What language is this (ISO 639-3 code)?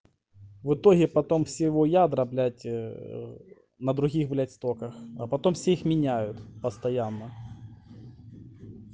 rus